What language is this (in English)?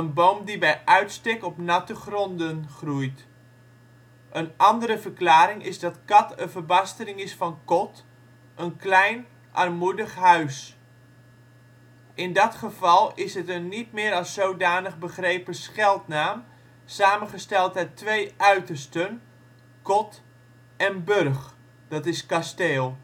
Dutch